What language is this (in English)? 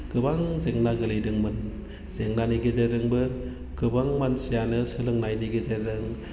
Bodo